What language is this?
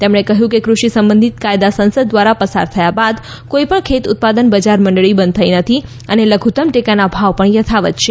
Gujarati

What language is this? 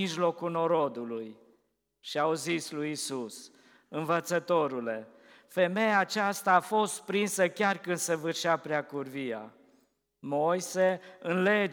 Romanian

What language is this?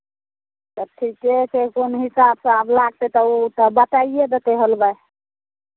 Maithili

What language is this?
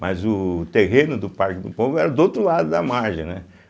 Portuguese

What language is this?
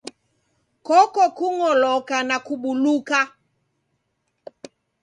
Taita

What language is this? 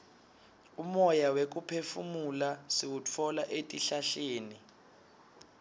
Swati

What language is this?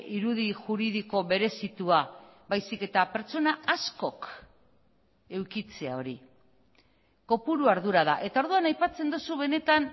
Basque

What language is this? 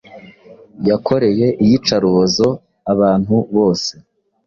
Kinyarwanda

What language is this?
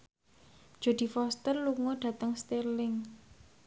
Javanese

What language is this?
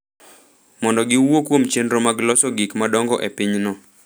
Luo (Kenya and Tanzania)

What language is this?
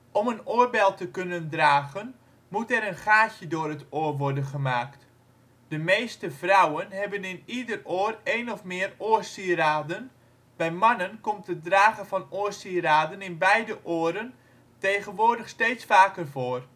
Dutch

